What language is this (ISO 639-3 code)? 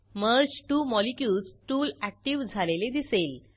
mar